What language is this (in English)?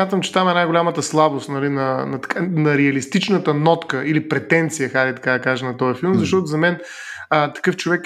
Bulgarian